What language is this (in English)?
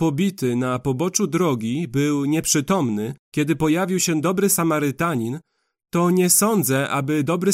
Polish